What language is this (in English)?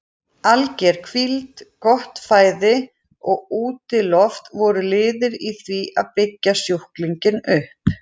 Icelandic